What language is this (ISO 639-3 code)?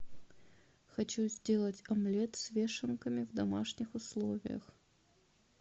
rus